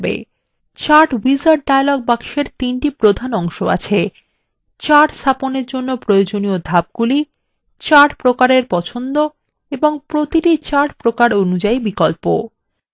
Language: Bangla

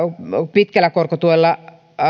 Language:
Finnish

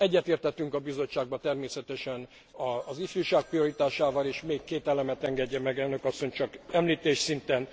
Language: Hungarian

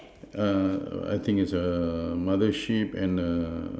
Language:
English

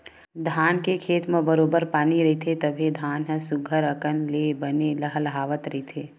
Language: Chhattisgarhi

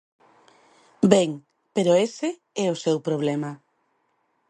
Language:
Galician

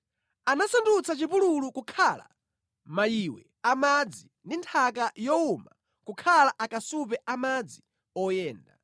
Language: Nyanja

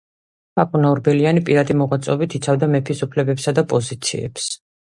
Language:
Georgian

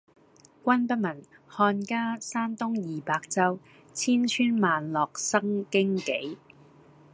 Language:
Cantonese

